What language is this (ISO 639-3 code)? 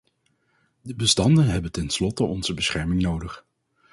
nld